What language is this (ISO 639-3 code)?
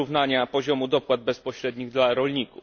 pol